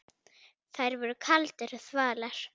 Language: Icelandic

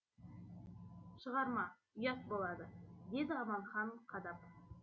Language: Kazakh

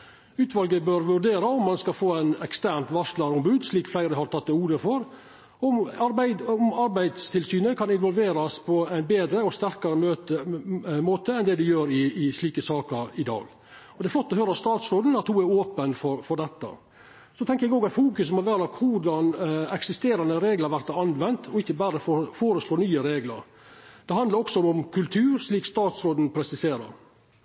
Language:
Norwegian Nynorsk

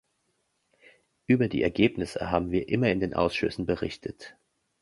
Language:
German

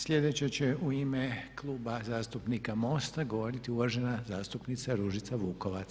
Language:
Croatian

